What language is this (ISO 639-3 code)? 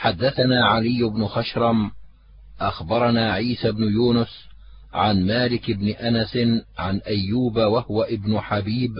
ara